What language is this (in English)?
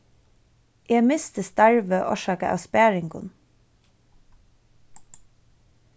Faroese